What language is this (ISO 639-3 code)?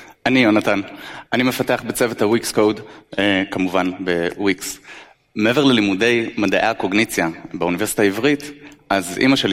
heb